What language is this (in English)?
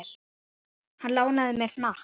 Icelandic